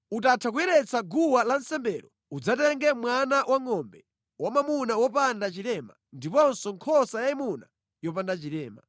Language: Nyanja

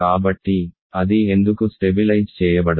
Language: Telugu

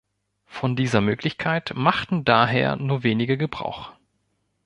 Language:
German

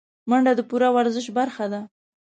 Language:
Pashto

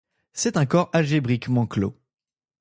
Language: French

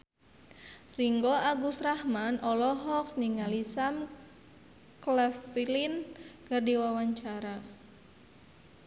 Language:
Sundanese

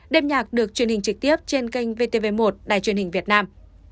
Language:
Vietnamese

